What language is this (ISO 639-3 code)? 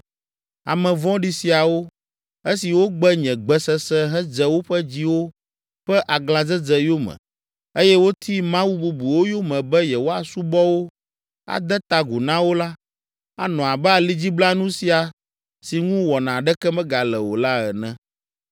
ewe